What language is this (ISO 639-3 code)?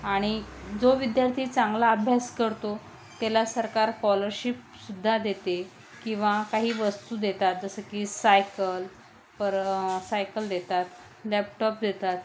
mar